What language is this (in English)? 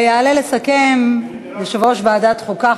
Hebrew